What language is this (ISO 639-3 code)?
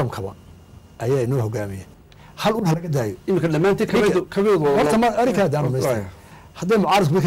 ara